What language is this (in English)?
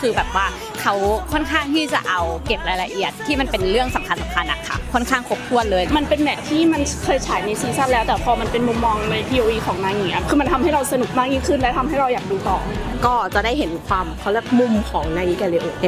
Thai